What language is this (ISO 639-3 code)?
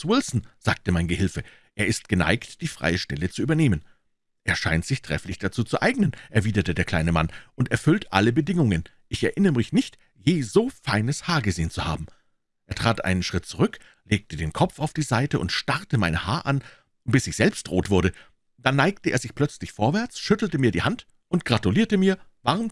deu